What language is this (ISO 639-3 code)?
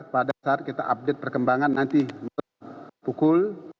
ind